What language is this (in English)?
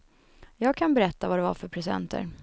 Swedish